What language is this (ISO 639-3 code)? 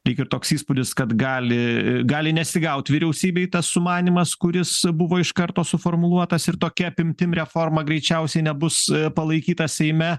lit